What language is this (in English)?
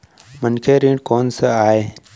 Chhattisgarhi